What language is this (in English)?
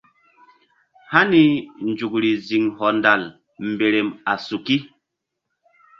Mbum